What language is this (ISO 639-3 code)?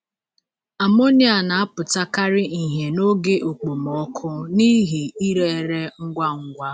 ibo